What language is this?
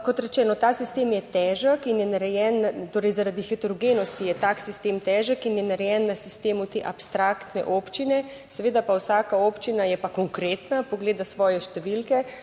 Slovenian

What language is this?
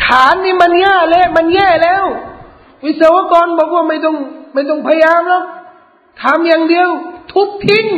Thai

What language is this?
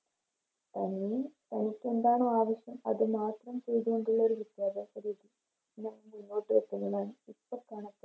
Malayalam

